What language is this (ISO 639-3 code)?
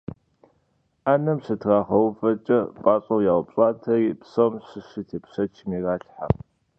kbd